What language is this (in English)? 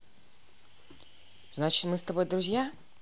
Russian